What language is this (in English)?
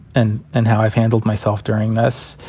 English